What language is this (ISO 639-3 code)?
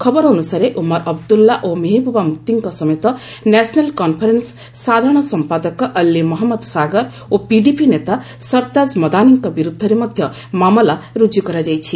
ori